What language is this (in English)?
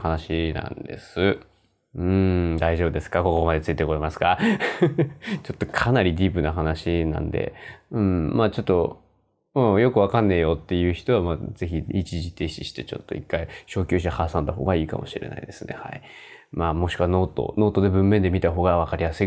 Japanese